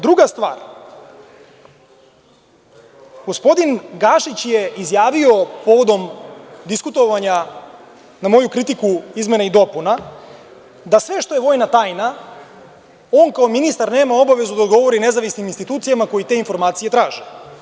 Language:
Serbian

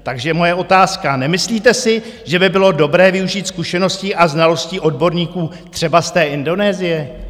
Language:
Czech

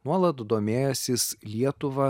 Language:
Lithuanian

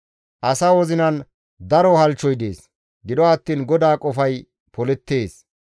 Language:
Gamo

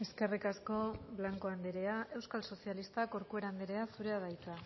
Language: Basque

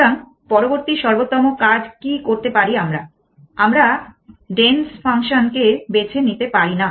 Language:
Bangla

